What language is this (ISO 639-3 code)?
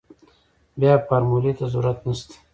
pus